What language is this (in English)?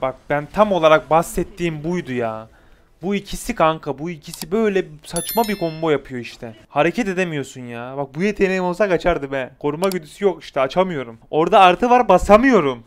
Turkish